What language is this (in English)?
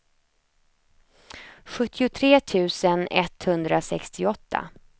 Swedish